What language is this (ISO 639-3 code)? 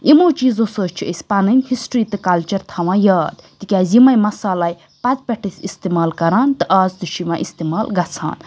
kas